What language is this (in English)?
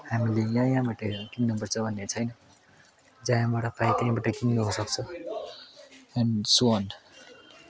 Nepali